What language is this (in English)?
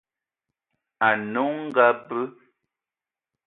Eton (Cameroon)